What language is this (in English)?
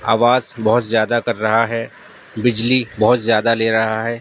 Urdu